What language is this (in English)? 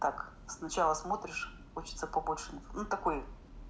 Russian